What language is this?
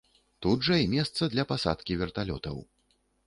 Belarusian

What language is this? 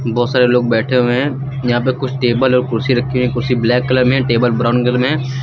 Hindi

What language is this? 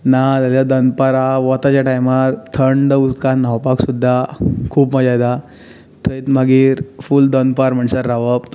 Konkani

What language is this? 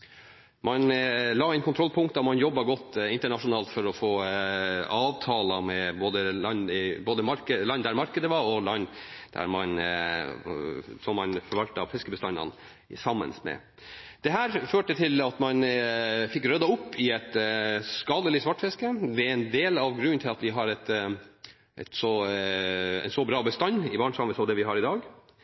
Norwegian Nynorsk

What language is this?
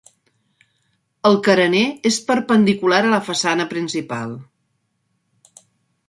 Catalan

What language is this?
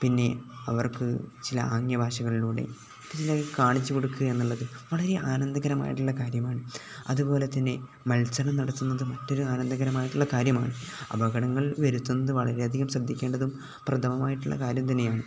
Malayalam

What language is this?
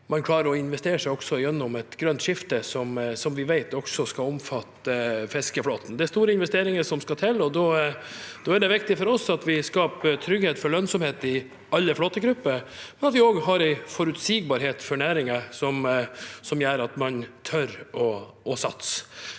Norwegian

